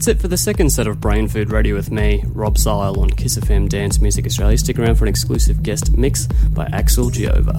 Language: English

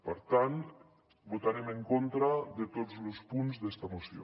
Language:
Catalan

